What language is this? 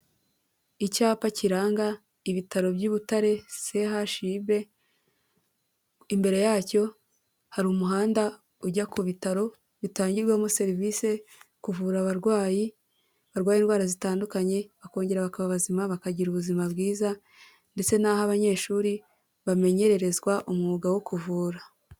Kinyarwanda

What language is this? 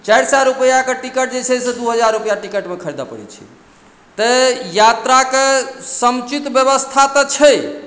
Maithili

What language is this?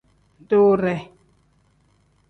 Tem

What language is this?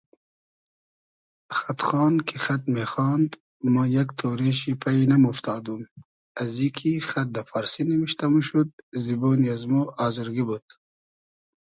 Hazaragi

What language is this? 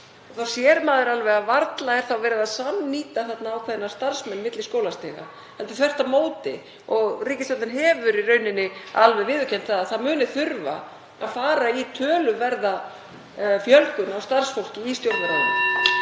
Icelandic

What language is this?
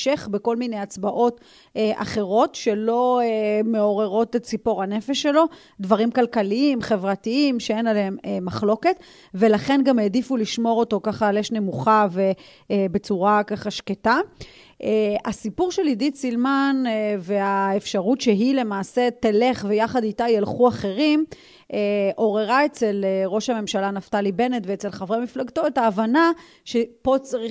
Hebrew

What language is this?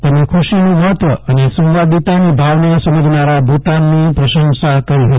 Gujarati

